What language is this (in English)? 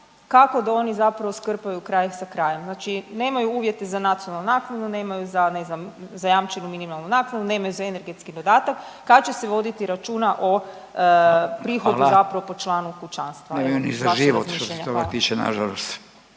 Croatian